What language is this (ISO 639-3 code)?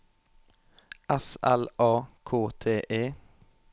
nor